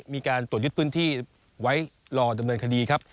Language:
Thai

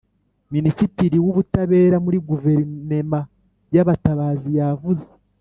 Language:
Kinyarwanda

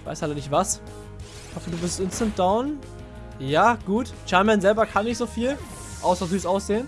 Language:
German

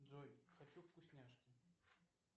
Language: Russian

